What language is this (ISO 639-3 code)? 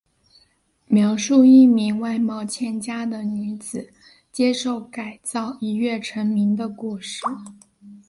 zho